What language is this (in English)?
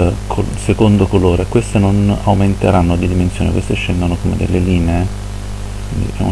Italian